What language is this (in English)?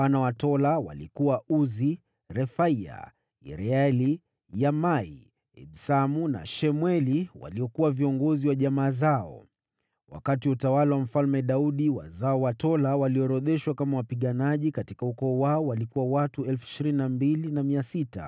Swahili